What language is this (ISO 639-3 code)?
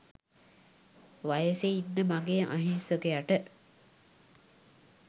sin